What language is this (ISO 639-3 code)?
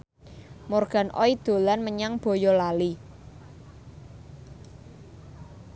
jav